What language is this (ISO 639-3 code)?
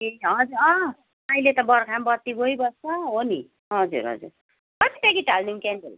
nep